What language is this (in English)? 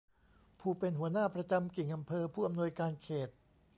Thai